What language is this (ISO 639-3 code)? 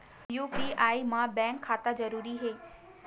hne